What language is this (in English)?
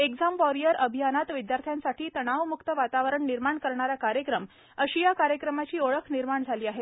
Marathi